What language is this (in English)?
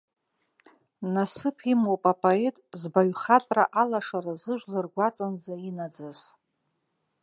Abkhazian